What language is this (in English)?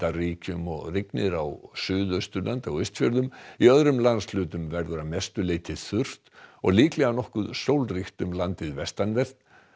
Icelandic